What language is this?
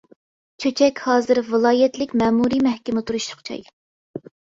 Uyghur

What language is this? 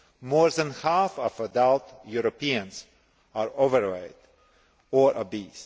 English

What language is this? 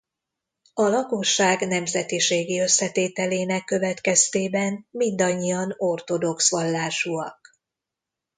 Hungarian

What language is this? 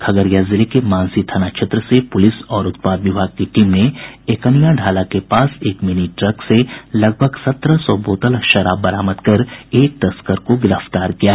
Hindi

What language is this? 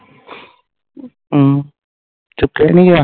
Punjabi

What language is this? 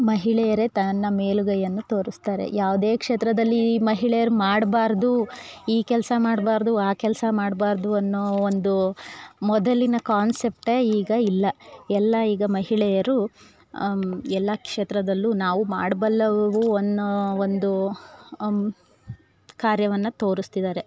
Kannada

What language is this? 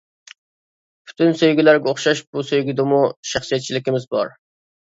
Uyghur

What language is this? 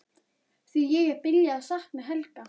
Icelandic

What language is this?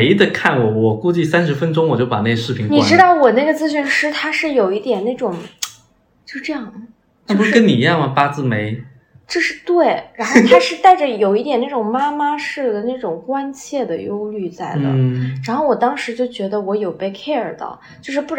Chinese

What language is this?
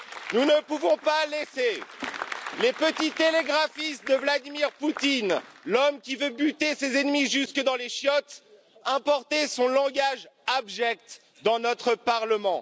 French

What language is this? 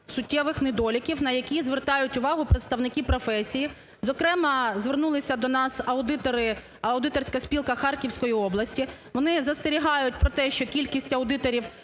Ukrainian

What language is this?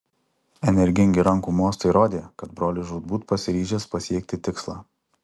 Lithuanian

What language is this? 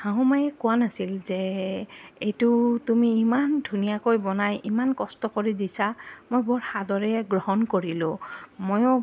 Assamese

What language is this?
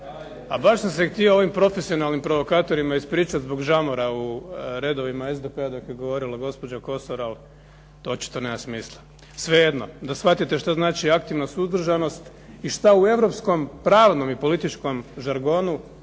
Croatian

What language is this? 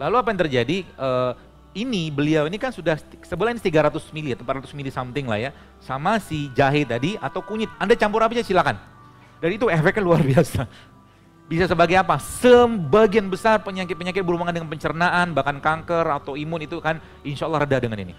Indonesian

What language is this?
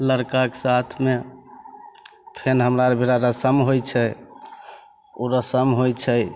Maithili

